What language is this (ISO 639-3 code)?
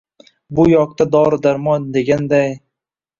uzb